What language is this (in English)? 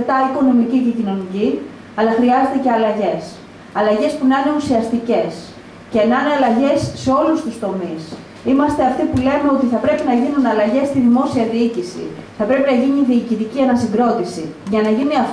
Greek